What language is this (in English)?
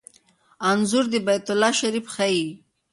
Pashto